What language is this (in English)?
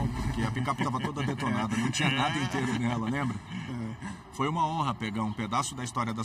Portuguese